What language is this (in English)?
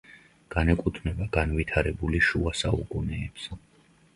Georgian